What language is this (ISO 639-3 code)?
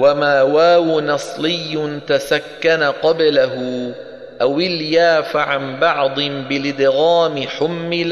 ara